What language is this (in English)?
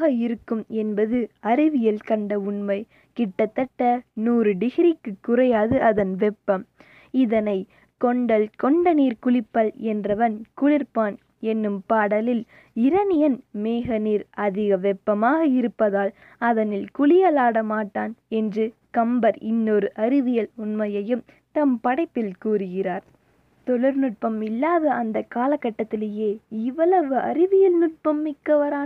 Tamil